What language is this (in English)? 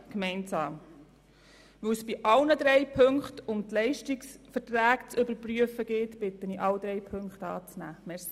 Swiss German